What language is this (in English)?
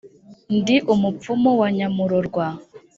Kinyarwanda